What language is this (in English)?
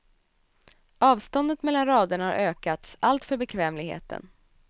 Swedish